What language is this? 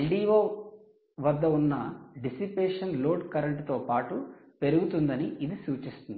Telugu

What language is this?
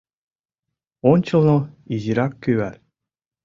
Mari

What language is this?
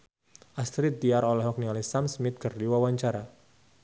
Sundanese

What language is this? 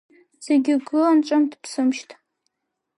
Abkhazian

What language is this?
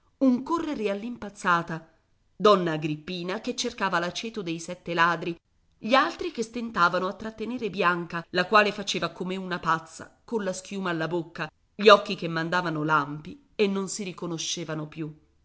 Italian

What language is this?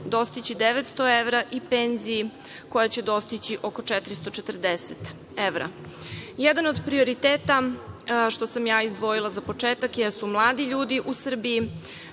Serbian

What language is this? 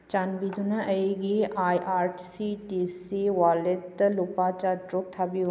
Manipuri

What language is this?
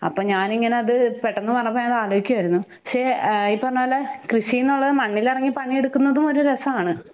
Malayalam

